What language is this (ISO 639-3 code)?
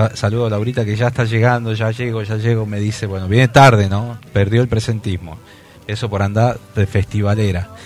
spa